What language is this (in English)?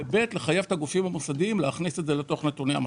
Hebrew